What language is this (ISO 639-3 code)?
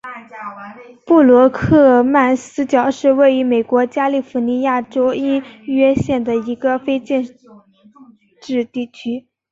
zho